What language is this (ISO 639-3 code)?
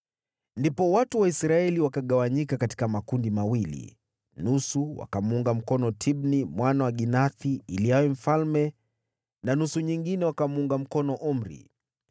swa